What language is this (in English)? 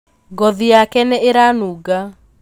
Kikuyu